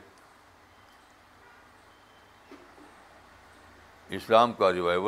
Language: Urdu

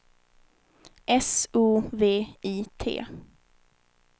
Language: Swedish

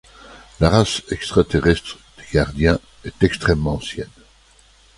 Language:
French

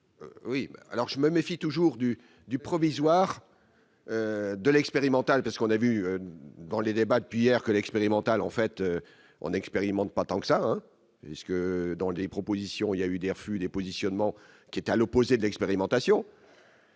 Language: French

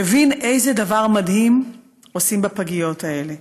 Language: Hebrew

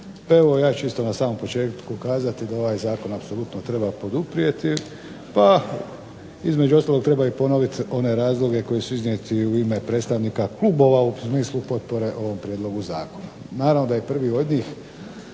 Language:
Croatian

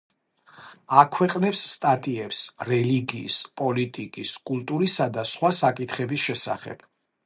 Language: Georgian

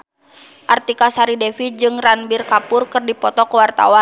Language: Sundanese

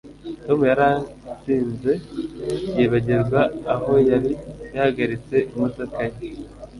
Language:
Kinyarwanda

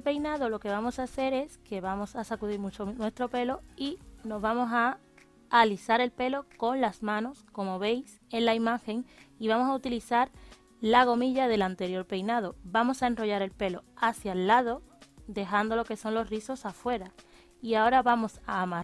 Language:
Spanish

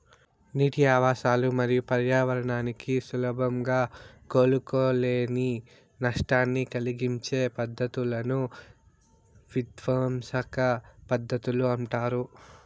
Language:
Telugu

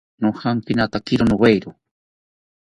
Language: South Ucayali Ashéninka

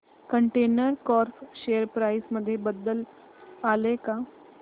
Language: Marathi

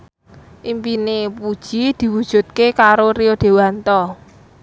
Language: Javanese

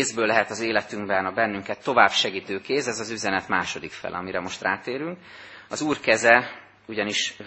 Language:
Hungarian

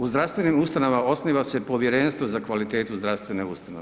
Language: Croatian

